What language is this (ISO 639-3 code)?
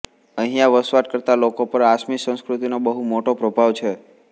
guj